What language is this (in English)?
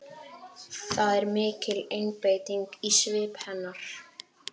Icelandic